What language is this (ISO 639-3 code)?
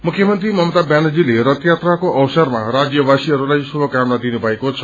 nep